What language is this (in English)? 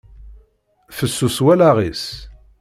Kabyle